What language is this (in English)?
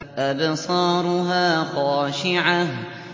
Arabic